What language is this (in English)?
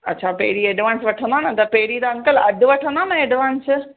Sindhi